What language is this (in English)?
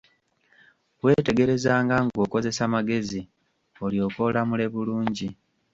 Ganda